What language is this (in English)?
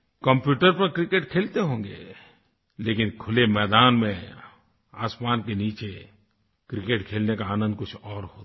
Hindi